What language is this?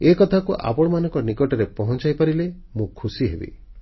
Odia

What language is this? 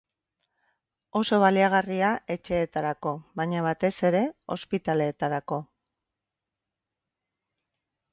Basque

